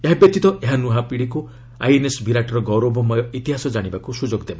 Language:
Odia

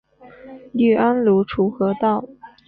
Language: Chinese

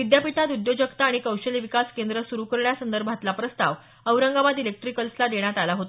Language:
Marathi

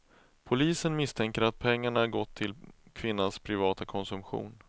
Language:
Swedish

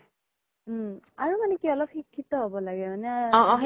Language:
Assamese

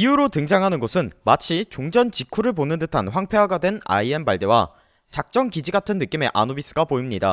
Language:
Korean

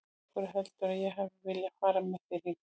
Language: Icelandic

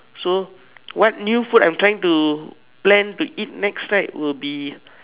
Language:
English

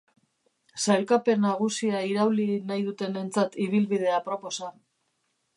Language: Basque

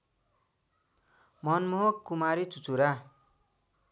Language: Nepali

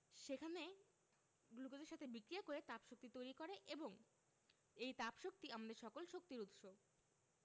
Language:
Bangla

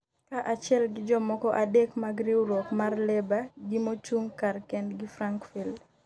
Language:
Luo (Kenya and Tanzania)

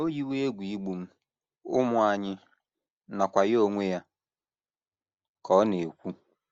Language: Igbo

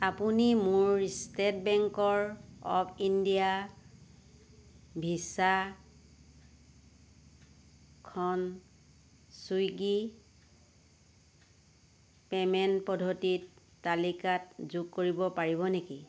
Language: Assamese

